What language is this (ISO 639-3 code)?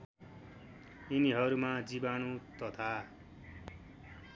nep